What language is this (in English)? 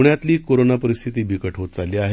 Marathi